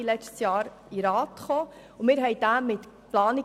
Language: Swiss German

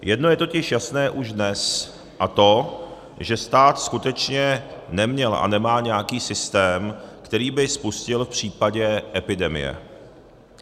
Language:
Czech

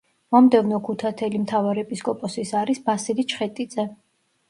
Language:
Georgian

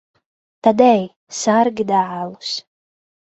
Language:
Latvian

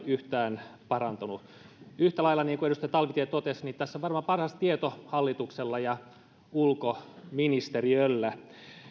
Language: Finnish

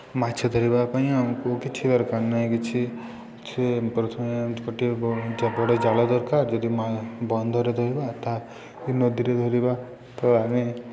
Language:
Odia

